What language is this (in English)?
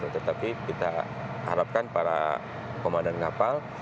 Indonesian